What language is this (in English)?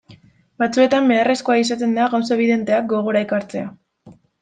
Basque